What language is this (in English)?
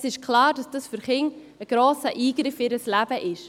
Swiss German